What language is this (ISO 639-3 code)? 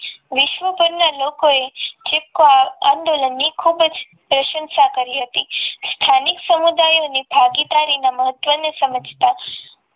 guj